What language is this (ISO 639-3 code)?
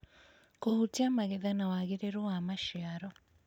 kik